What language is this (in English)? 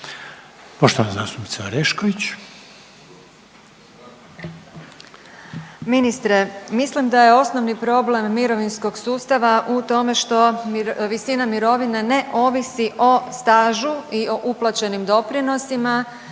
Croatian